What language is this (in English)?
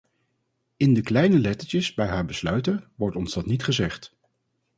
Dutch